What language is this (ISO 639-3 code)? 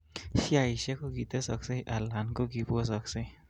kln